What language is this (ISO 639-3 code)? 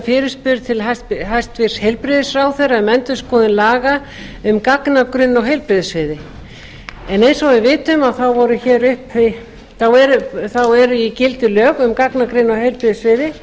isl